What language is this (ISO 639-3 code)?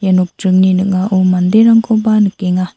grt